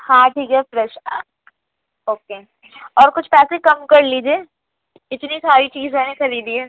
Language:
Urdu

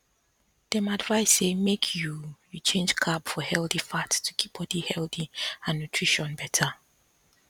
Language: Nigerian Pidgin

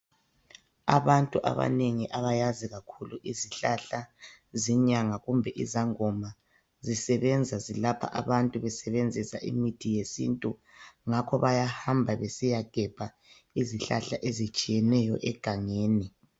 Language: North Ndebele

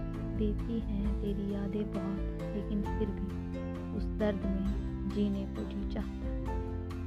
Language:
Hindi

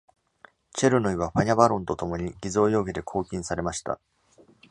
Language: Japanese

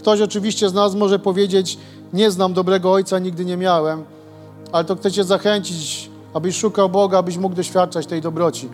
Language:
Polish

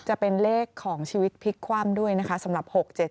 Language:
Thai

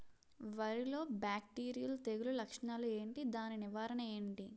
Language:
Telugu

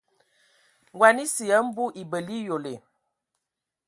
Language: Ewondo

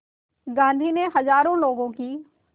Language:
Hindi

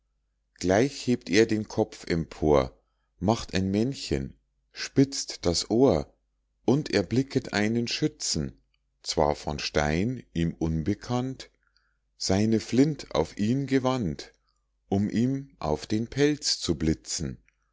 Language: German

